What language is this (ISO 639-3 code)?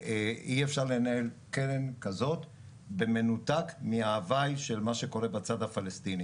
heb